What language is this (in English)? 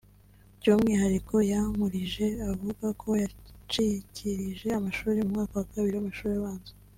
Kinyarwanda